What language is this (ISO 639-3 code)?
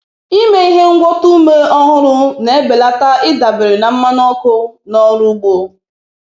ibo